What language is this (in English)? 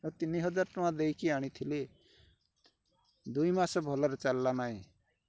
Odia